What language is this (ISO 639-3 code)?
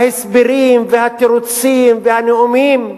heb